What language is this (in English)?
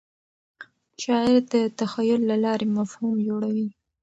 Pashto